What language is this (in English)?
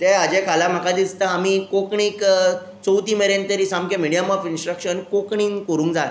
Konkani